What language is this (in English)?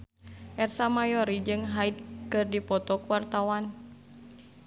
Sundanese